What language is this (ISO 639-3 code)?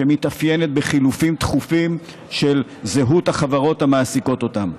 heb